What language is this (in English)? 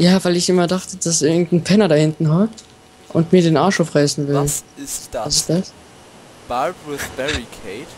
German